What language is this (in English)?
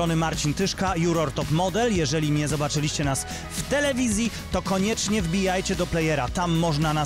Polish